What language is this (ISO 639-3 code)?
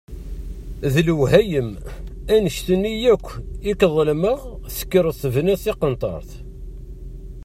kab